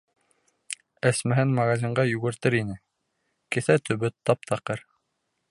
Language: Bashkir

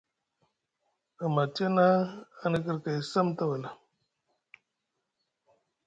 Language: Musgu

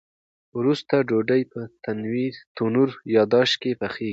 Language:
Pashto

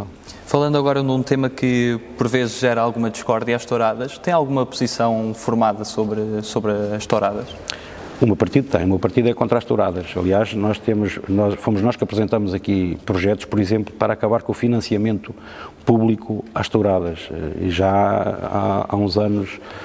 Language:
Portuguese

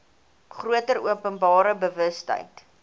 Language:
Afrikaans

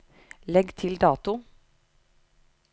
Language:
Norwegian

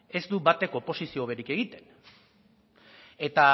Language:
Basque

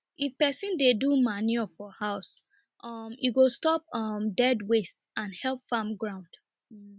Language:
Nigerian Pidgin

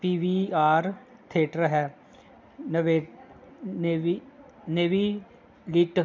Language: Punjabi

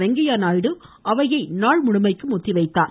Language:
Tamil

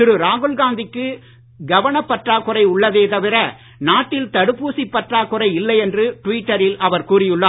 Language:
Tamil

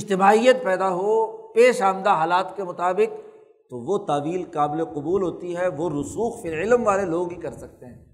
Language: Urdu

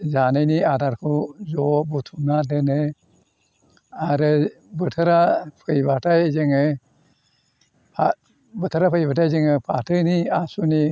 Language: Bodo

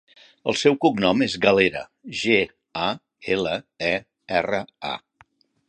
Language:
Catalan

